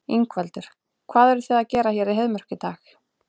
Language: Icelandic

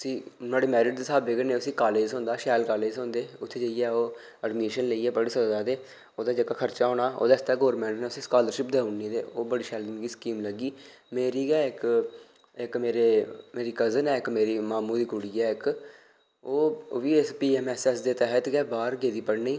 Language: Dogri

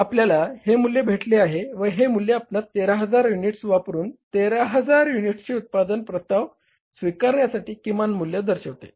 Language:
Marathi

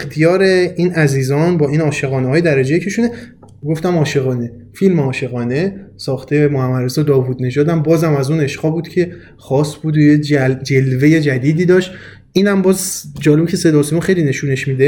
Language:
Persian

